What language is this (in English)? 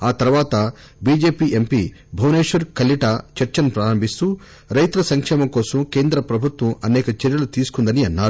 Telugu